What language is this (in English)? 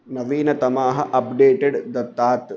Sanskrit